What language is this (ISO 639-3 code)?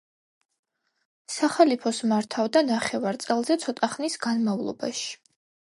kat